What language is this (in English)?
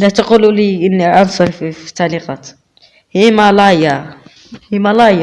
Arabic